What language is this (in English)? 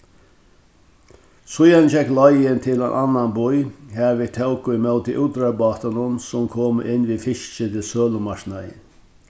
Faroese